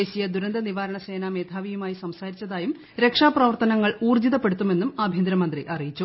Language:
Malayalam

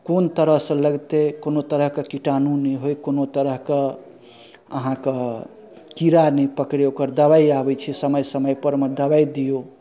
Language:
Maithili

